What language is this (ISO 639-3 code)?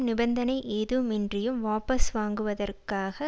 tam